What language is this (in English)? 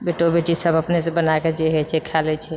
Maithili